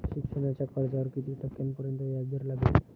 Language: Marathi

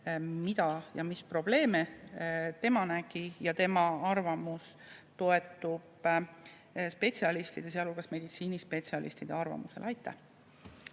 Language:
Estonian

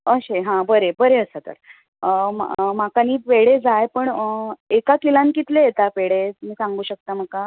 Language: Konkani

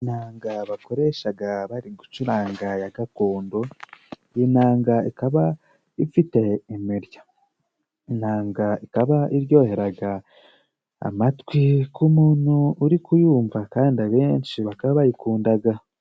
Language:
Kinyarwanda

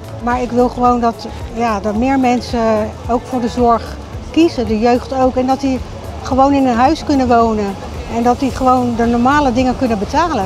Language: Dutch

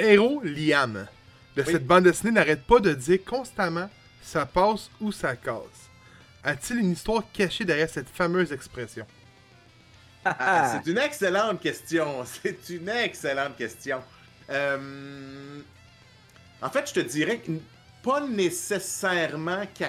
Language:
French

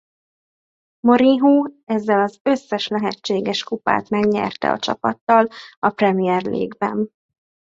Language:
Hungarian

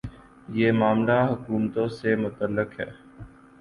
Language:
Urdu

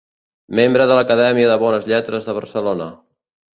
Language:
Catalan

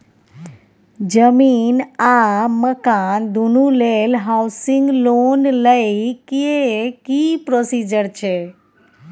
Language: Maithili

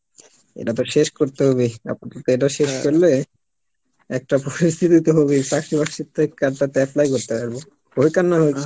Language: Bangla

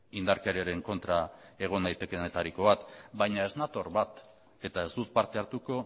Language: Basque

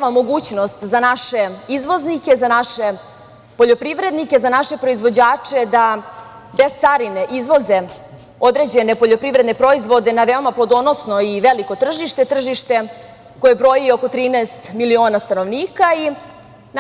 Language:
Serbian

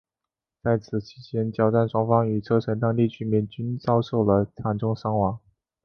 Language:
Chinese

